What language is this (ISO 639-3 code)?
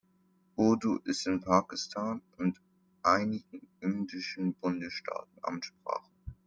deu